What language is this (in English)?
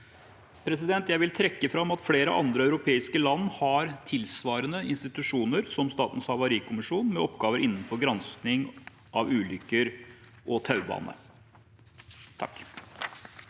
Norwegian